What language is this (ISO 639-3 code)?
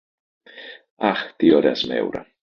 ell